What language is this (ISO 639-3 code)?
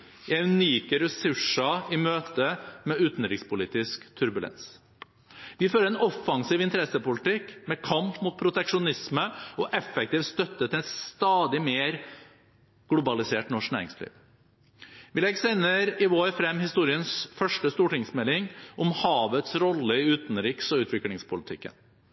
nob